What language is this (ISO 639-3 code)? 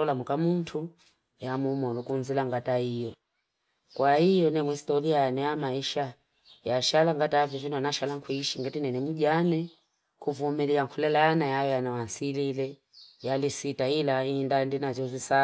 fip